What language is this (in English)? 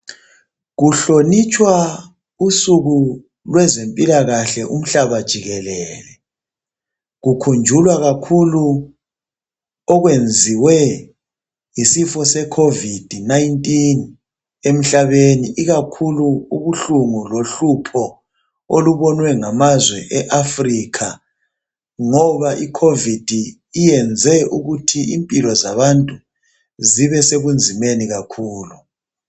North Ndebele